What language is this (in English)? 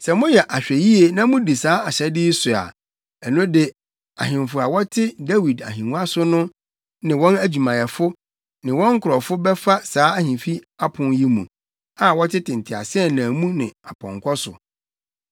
Akan